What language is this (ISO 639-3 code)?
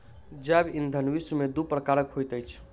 mai